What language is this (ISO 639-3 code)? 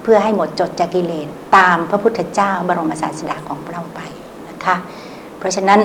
tha